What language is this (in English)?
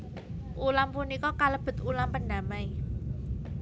Javanese